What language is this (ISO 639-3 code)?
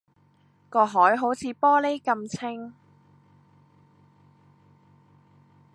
yue